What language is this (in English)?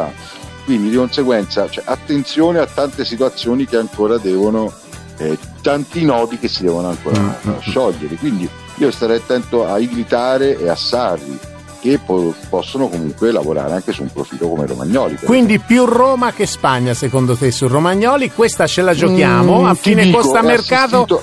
Italian